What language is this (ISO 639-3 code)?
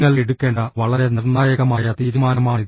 mal